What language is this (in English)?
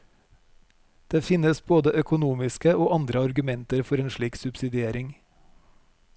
Norwegian